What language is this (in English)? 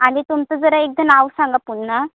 Marathi